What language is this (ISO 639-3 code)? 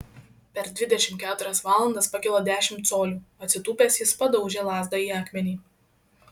lit